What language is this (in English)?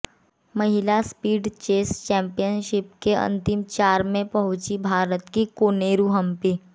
Hindi